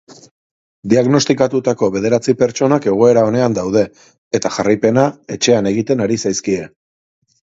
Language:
Basque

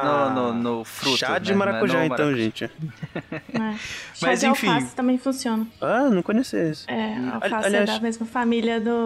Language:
Portuguese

